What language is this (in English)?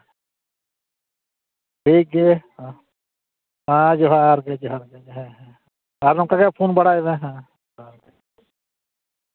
Santali